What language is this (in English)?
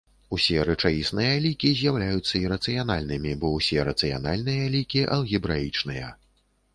Belarusian